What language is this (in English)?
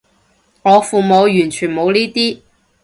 Cantonese